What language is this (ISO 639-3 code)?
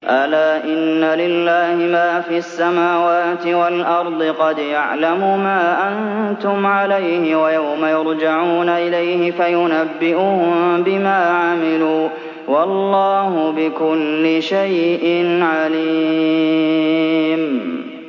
ara